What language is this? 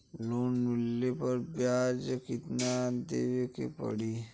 Bhojpuri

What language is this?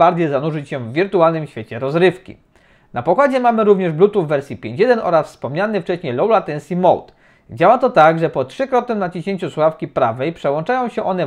Polish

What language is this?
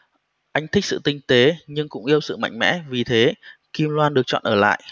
Vietnamese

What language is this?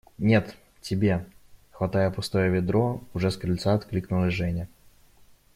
Russian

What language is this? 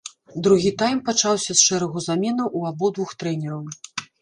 Belarusian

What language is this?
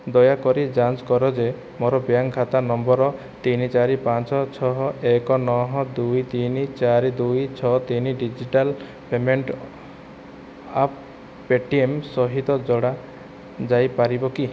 Odia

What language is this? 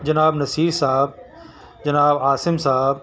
Urdu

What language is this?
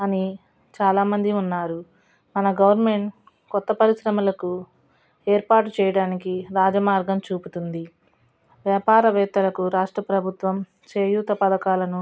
Telugu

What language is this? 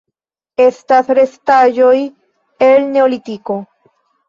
Esperanto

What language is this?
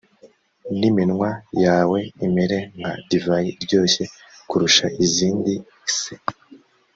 Kinyarwanda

